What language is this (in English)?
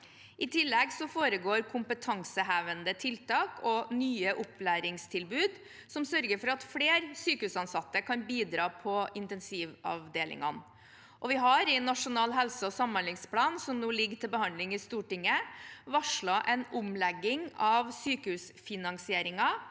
Norwegian